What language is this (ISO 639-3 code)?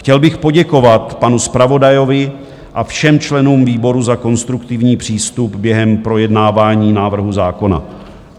ces